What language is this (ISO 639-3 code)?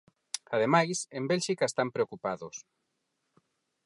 glg